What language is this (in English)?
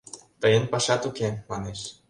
Mari